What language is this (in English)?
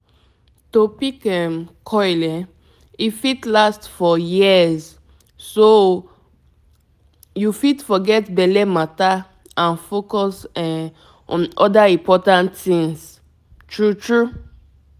Nigerian Pidgin